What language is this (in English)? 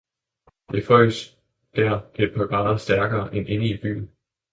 Danish